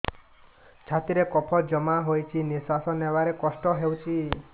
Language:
Odia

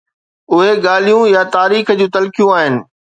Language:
Sindhi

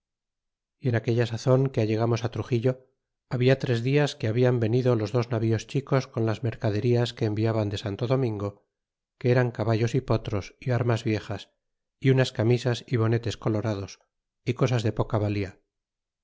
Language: Spanish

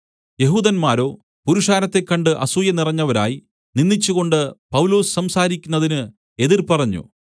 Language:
Malayalam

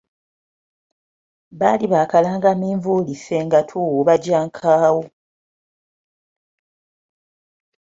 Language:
Ganda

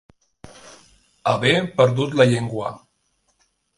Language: Catalan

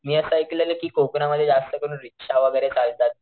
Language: Marathi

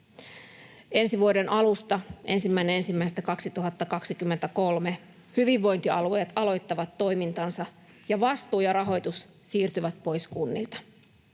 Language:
Finnish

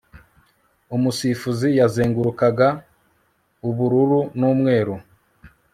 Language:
Kinyarwanda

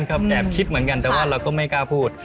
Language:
Thai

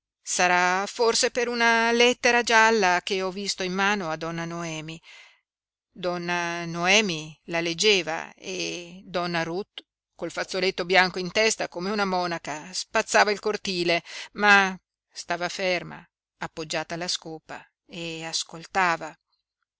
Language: Italian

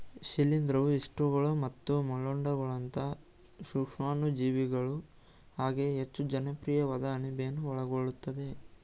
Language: Kannada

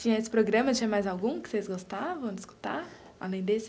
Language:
Portuguese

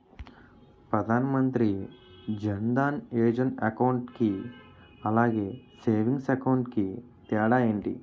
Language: Telugu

